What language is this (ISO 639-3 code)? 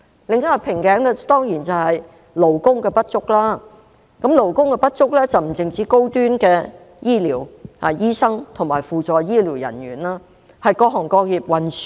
yue